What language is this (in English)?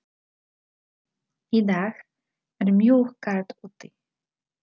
Icelandic